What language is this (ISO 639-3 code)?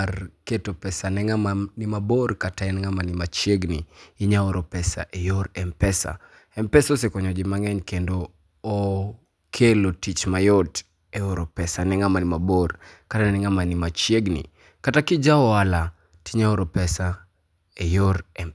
luo